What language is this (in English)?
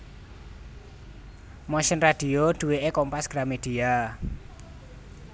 Javanese